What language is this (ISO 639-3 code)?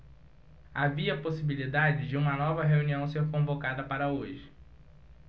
por